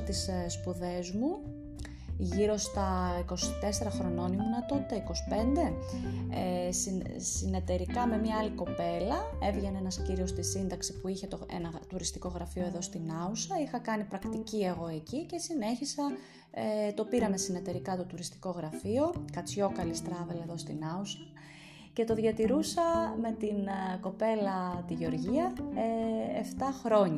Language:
Greek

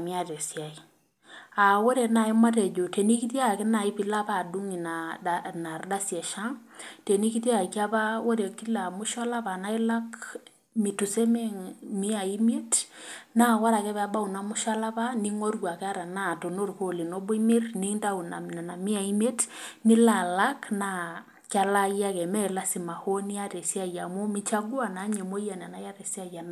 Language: Masai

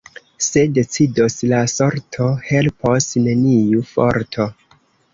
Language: Esperanto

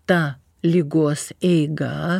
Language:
Lithuanian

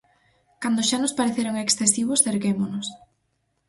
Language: Galician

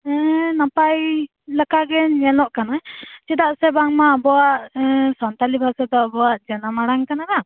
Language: Santali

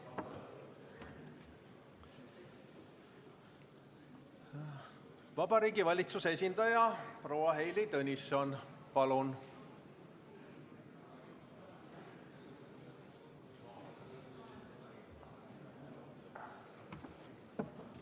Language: Estonian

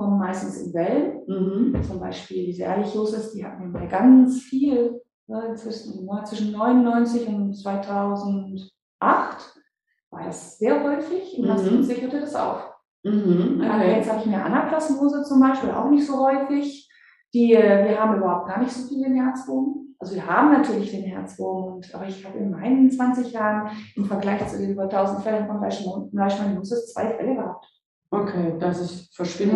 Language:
German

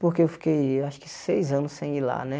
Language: Portuguese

